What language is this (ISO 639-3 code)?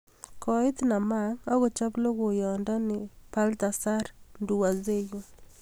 kln